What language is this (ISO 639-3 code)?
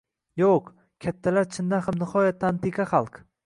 uzb